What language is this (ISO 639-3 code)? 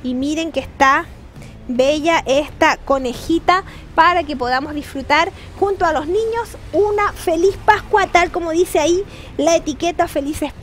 spa